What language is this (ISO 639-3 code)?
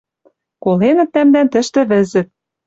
mrj